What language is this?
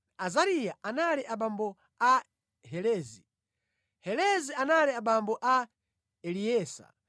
Nyanja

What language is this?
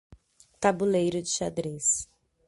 Portuguese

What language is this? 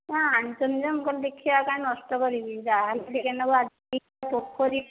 Odia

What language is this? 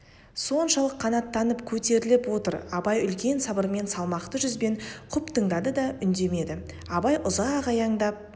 Kazakh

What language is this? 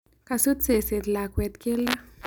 Kalenjin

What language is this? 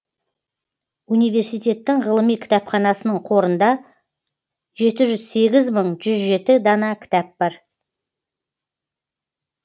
Kazakh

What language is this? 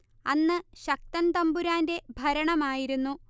Malayalam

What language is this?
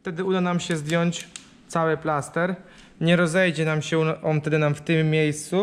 Polish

